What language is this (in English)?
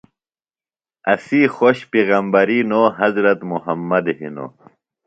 Phalura